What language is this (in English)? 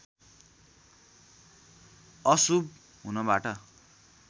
Nepali